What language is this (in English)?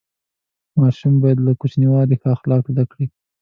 Pashto